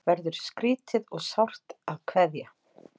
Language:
Icelandic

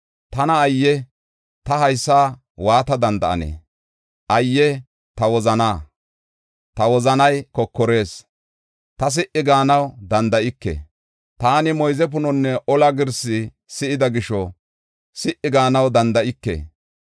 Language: Gofa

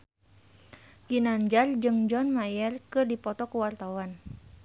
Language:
Sundanese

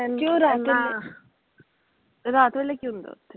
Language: Punjabi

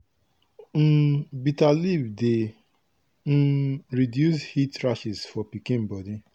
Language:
Nigerian Pidgin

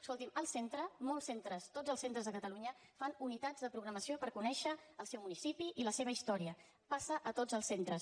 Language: Catalan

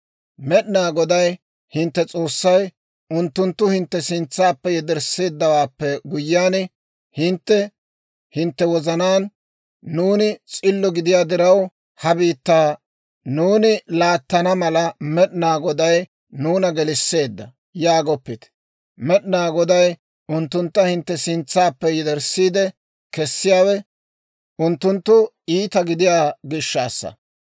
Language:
Dawro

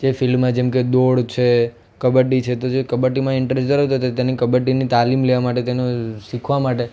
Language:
Gujarati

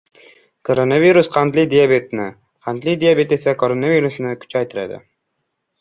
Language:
Uzbek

